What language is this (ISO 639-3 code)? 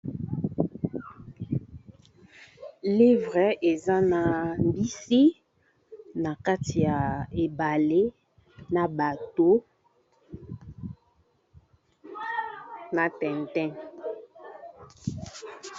lin